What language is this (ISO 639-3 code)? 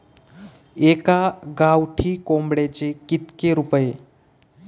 mar